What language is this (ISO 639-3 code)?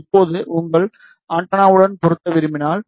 tam